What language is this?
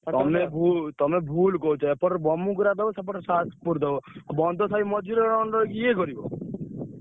Odia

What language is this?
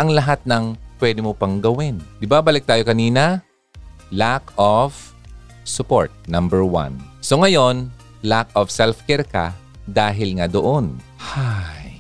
Filipino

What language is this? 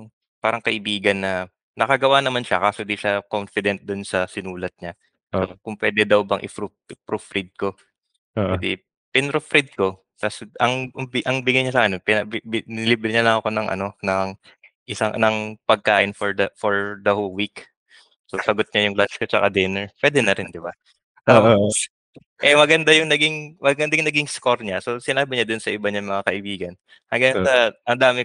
Filipino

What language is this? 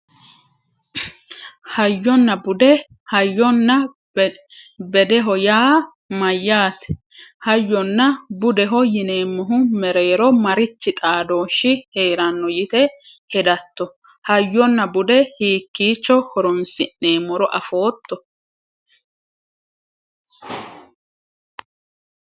Sidamo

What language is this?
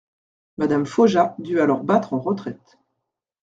French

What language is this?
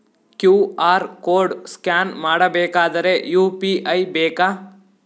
Kannada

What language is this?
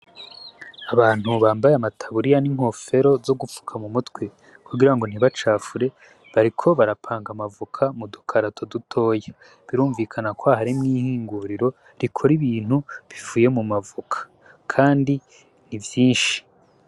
Rundi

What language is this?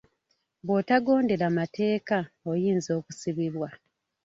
Ganda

